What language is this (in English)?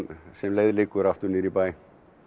Icelandic